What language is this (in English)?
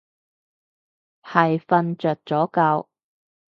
Cantonese